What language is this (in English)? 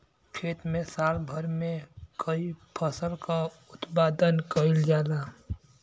Bhojpuri